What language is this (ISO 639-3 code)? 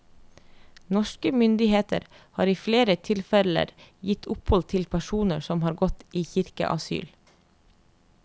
nor